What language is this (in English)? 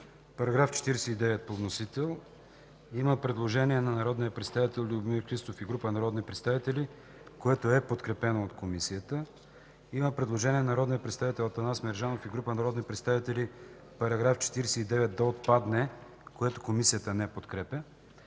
Bulgarian